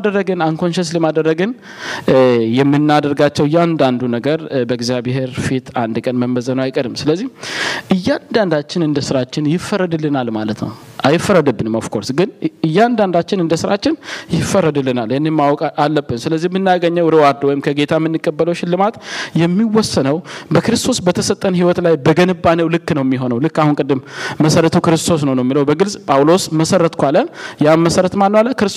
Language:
Amharic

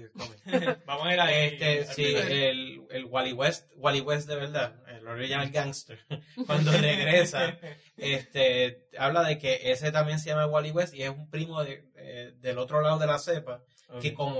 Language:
Spanish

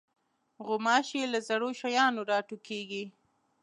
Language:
Pashto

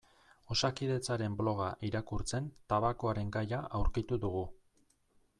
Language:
Basque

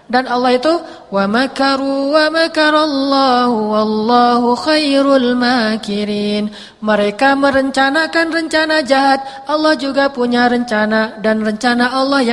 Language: Indonesian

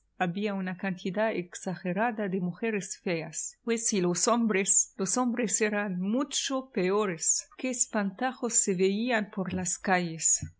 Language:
Spanish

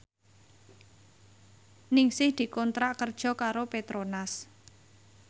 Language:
Javanese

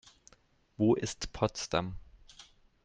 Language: German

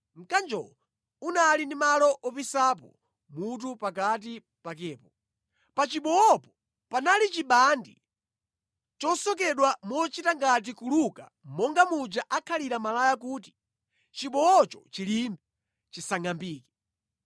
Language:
Nyanja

